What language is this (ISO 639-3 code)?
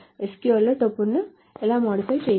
tel